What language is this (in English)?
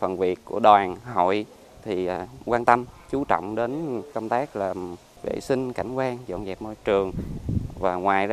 Vietnamese